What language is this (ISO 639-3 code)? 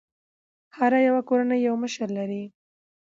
pus